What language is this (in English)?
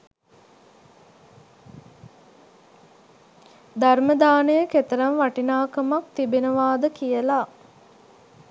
Sinhala